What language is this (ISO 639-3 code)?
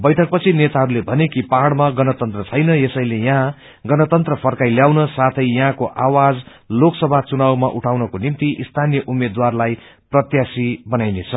nep